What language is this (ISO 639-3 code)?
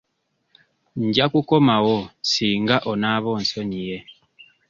lug